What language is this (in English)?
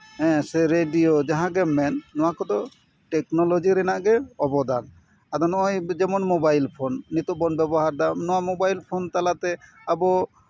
Santali